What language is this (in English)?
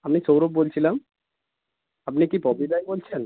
Bangla